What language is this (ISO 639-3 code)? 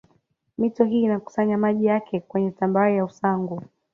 swa